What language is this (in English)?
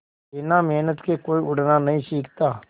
Hindi